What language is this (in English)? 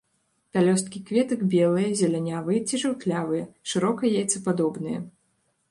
Belarusian